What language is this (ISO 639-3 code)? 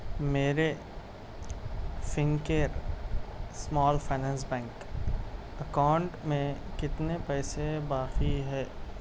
urd